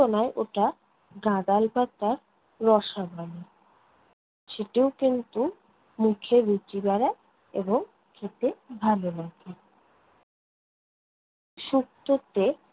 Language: Bangla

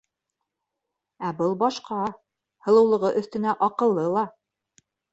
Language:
Bashkir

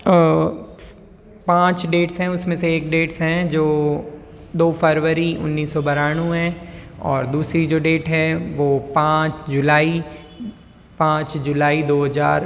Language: Hindi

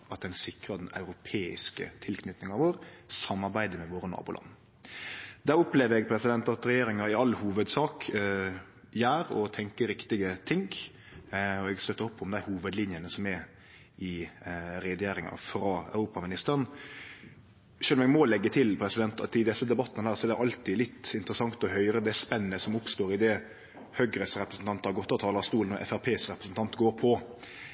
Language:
Norwegian Nynorsk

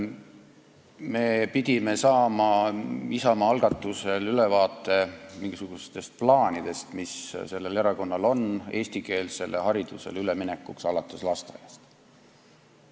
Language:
Estonian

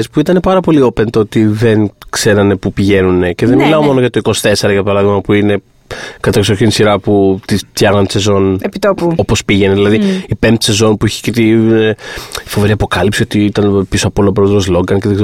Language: Greek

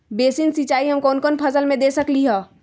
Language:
Magahi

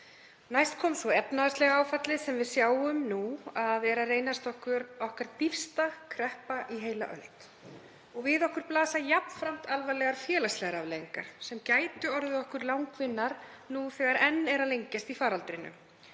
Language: Icelandic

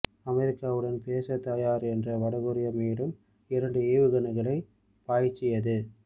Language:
Tamil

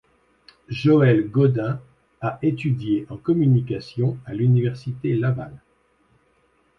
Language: French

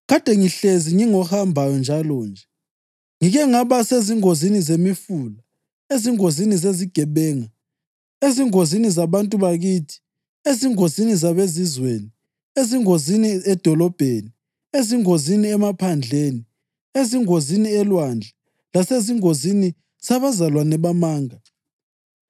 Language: North Ndebele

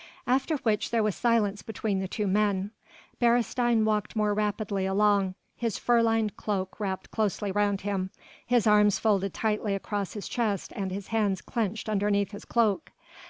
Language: English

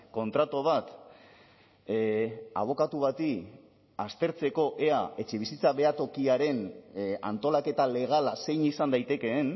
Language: Basque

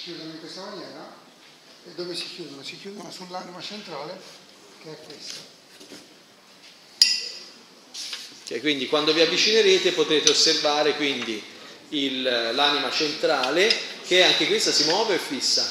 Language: Italian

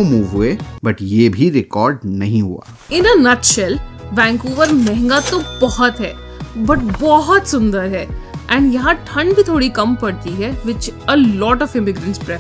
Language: Hindi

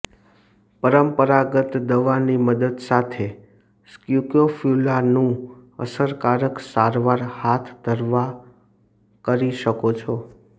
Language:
Gujarati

